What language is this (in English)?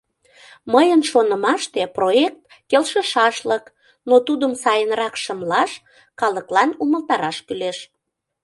Mari